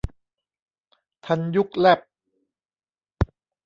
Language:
Thai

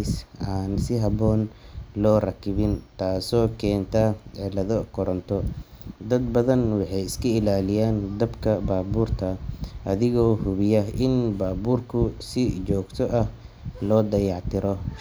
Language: Somali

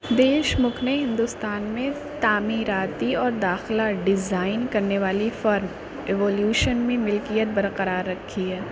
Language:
Urdu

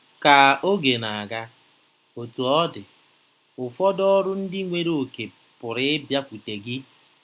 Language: Igbo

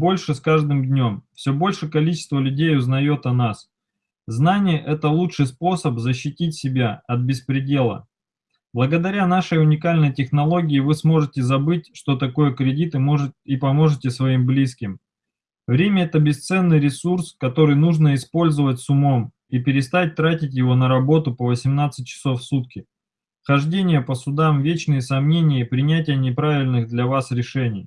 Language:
Russian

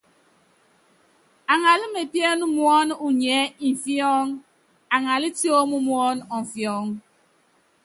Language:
Yangben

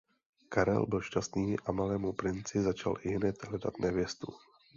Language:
Czech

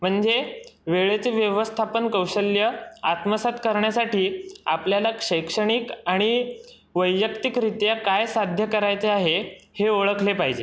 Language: Marathi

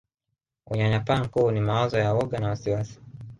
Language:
Swahili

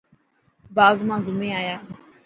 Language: Dhatki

